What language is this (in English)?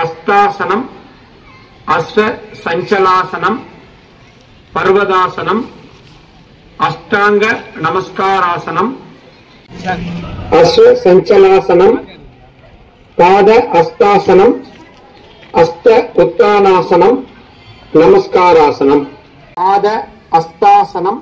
Tamil